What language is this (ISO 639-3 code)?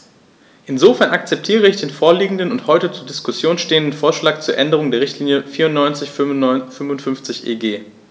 deu